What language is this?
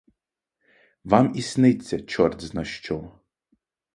Ukrainian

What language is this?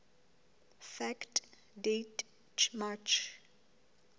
Southern Sotho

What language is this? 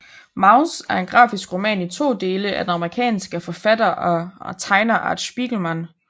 Danish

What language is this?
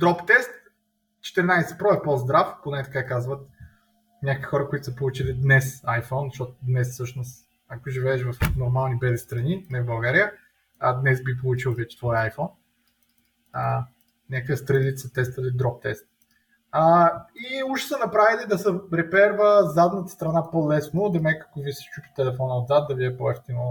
Bulgarian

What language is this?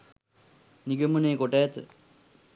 Sinhala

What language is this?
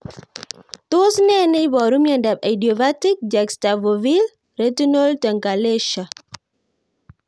Kalenjin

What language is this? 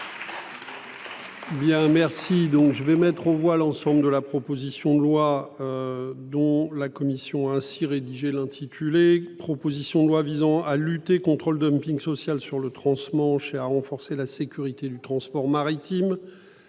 French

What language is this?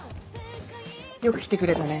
Japanese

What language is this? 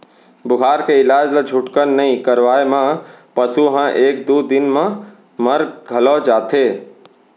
Chhattisgarhi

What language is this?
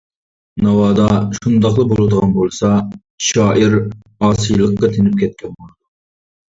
Uyghur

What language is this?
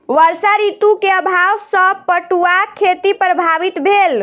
Maithili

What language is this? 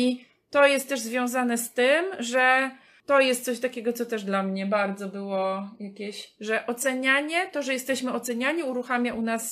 Polish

